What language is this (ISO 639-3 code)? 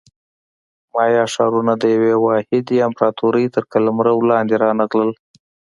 pus